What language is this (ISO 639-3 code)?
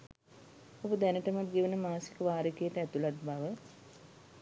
sin